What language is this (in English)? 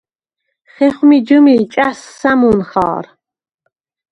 Svan